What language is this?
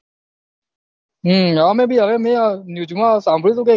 Gujarati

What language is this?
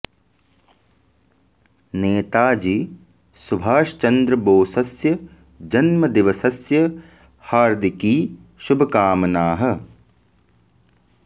Sanskrit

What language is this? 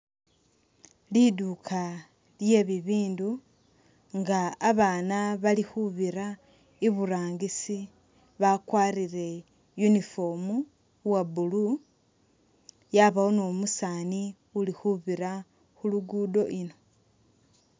Masaaba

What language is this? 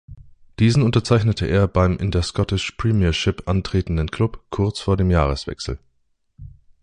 German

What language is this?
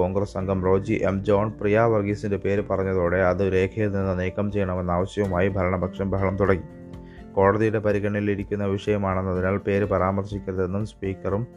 Malayalam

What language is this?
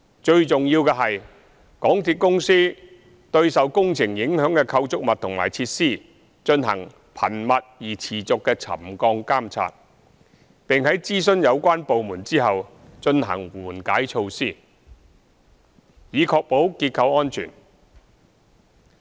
Cantonese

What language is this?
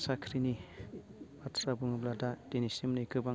Bodo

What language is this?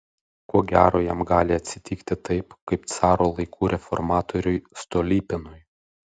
Lithuanian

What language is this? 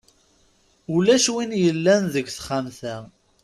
Kabyle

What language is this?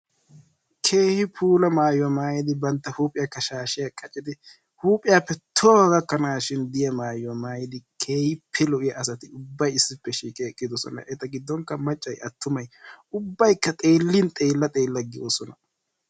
Wolaytta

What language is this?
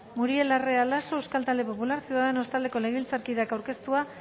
Basque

